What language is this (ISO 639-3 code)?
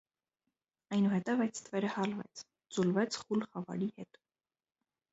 hye